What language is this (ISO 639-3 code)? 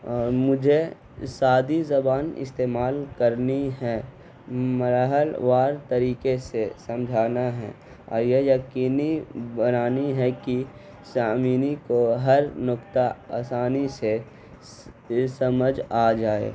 urd